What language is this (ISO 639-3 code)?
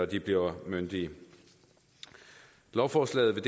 dan